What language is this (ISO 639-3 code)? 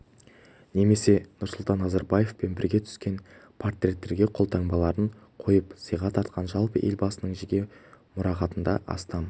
kaz